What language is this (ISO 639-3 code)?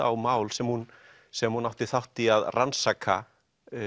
isl